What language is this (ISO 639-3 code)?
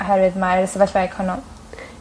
cym